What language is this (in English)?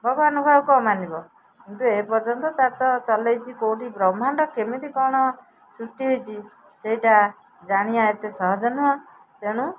Odia